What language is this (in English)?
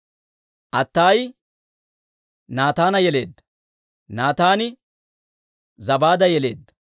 Dawro